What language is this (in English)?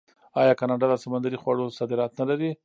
Pashto